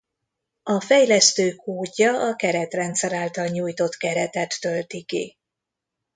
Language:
Hungarian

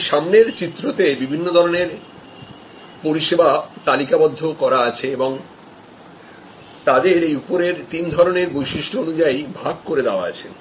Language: Bangla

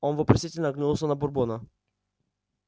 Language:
Russian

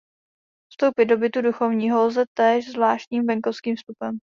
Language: Czech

